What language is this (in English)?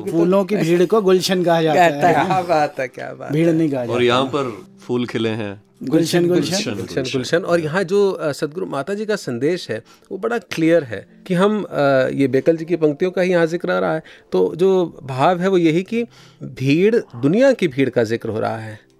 Hindi